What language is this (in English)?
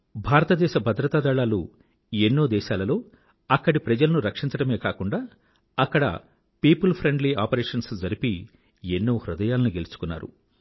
Telugu